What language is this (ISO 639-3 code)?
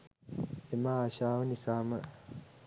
sin